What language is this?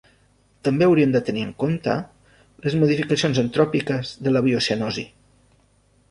Catalan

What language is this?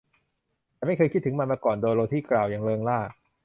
Thai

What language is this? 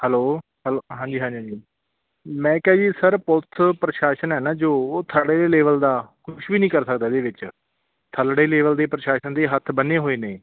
Punjabi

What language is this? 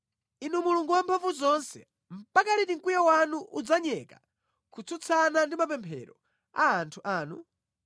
Nyanja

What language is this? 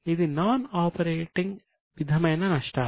Telugu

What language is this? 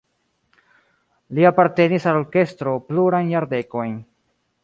Esperanto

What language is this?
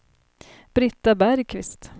Swedish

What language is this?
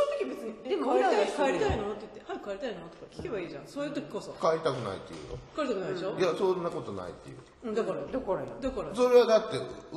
Japanese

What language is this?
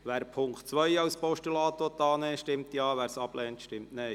Swiss German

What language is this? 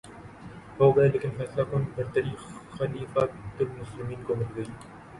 Urdu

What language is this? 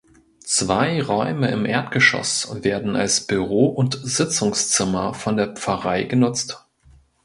German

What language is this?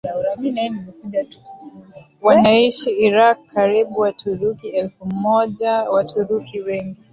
Swahili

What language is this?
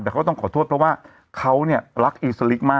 Thai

